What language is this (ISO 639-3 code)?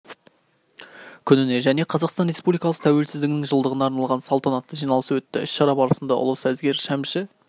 kaz